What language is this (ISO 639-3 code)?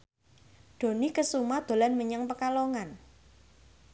jav